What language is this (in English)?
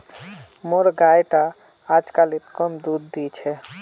Magahi